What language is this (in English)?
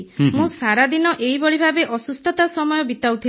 Odia